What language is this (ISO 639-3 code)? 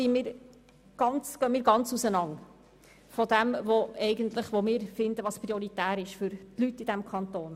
gsw